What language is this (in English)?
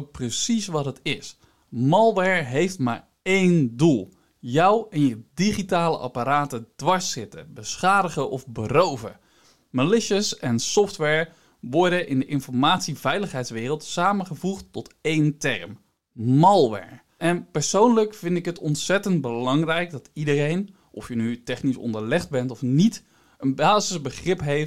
Dutch